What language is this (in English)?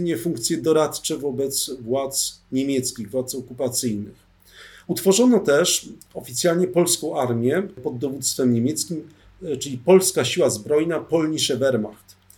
Polish